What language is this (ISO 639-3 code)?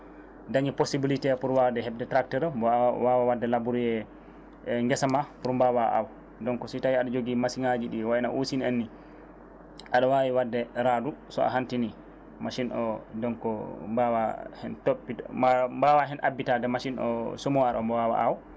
ful